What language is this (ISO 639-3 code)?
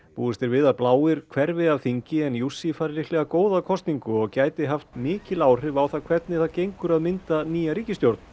isl